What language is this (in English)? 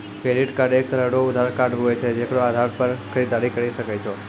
Maithili